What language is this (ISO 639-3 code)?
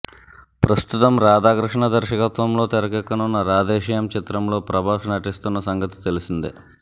tel